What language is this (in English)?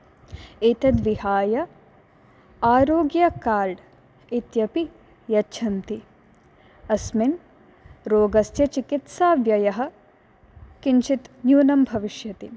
Sanskrit